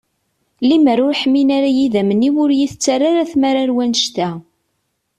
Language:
Kabyle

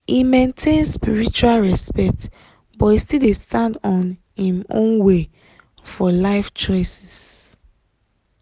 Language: Nigerian Pidgin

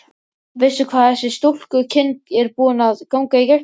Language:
Icelandic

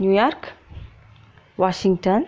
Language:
Kannada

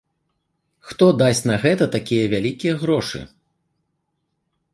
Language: Belarusian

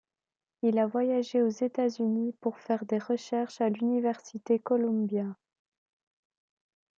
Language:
French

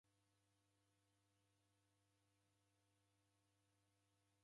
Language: Taita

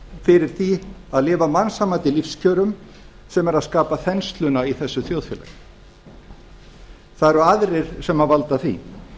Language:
Icelandic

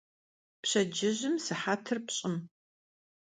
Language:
Kabardian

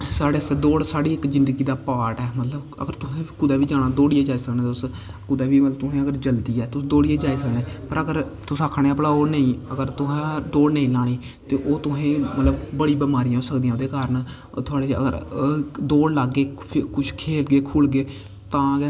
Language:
Dogri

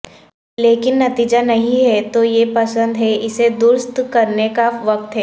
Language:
Urdu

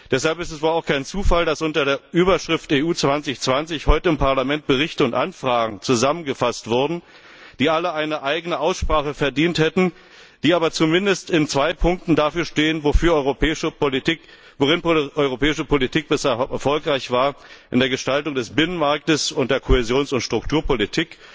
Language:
German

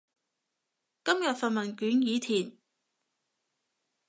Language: Cantonese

